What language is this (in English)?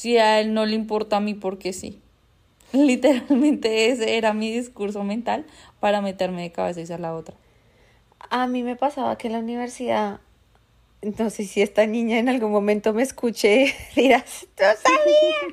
Spanish